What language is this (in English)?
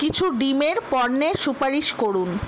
Bangla